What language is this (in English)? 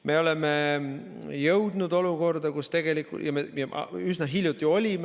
Estonian